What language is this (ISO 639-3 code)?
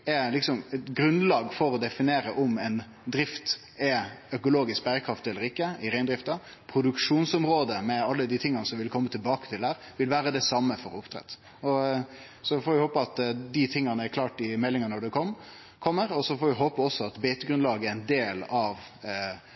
nno